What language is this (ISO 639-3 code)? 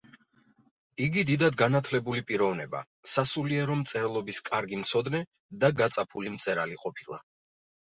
kat